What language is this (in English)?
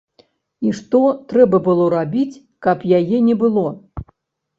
Belarusian